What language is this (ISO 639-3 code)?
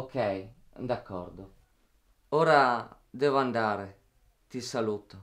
ita